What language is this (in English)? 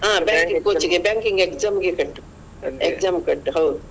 Kannada